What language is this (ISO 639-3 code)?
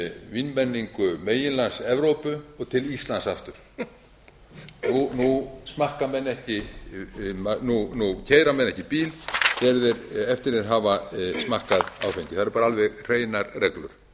isl